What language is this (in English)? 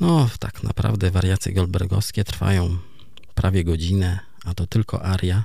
Polish